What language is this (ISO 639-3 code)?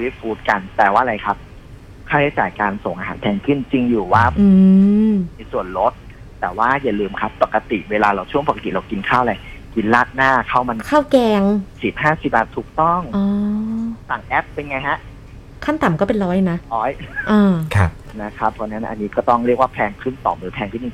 tha